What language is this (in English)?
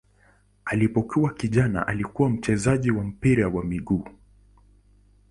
Swahili